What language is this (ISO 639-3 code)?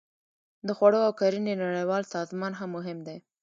pus